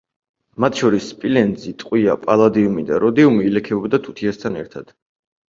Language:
Georgian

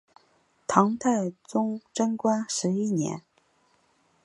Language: Chinese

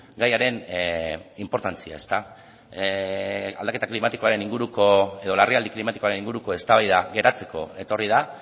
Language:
Basque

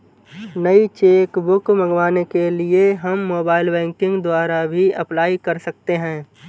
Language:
Hindi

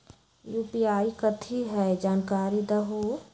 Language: Magahi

